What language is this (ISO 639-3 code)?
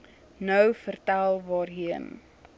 afr